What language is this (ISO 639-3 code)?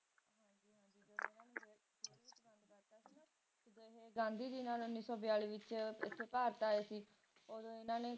pan